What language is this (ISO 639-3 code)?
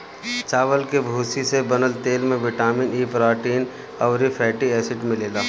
bho